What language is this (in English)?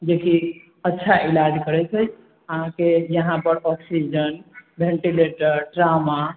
Maithili